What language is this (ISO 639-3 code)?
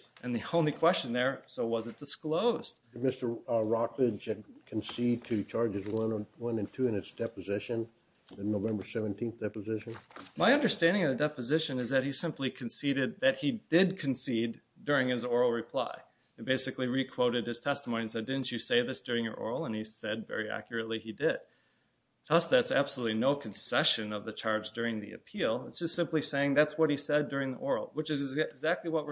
eng